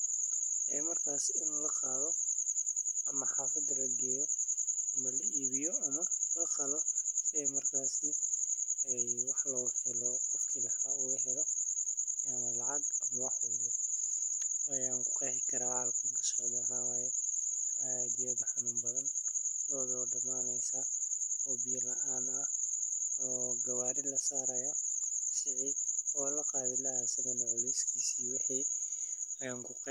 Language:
Somali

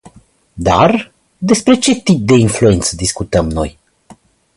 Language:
Romanian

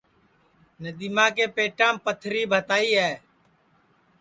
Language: Sansi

